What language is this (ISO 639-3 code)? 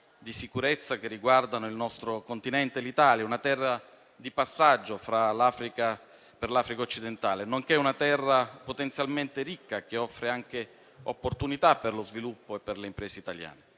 ita